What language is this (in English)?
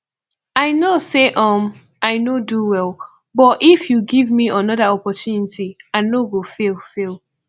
Nigerian Pidgin